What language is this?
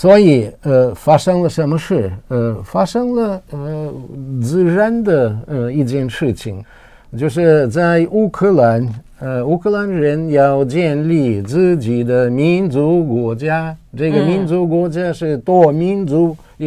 Chinese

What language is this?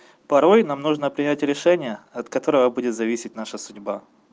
Russian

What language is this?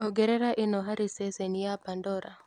Kikuyu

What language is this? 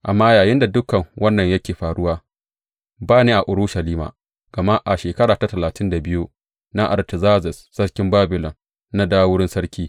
Hausa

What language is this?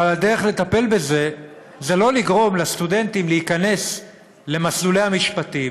Hebrew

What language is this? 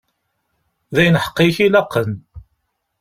Kabyle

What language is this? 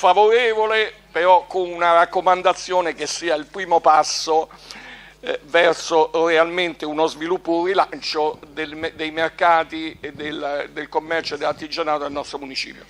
Italian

